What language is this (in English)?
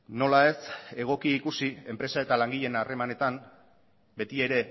Basque